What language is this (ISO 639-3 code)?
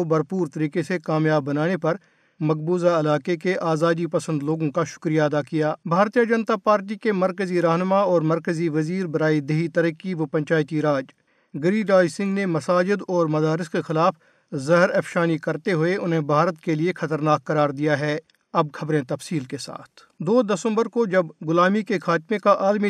urd